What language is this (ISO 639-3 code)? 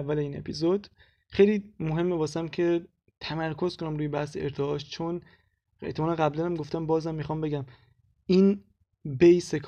fas